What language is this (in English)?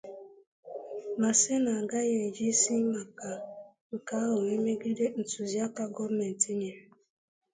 Igbo